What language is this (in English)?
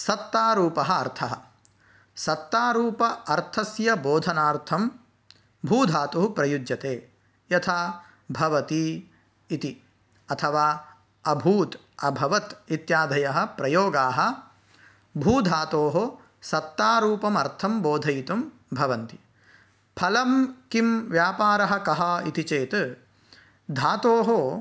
Sanskrit